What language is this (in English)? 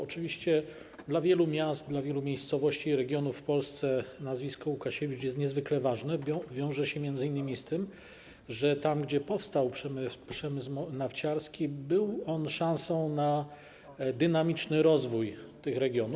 Polish